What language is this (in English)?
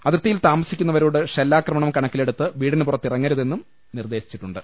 Malayalam